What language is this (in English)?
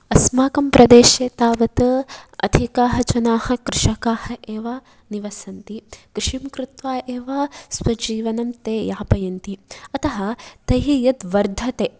Sanskrit